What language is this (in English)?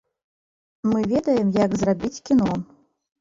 Belarusian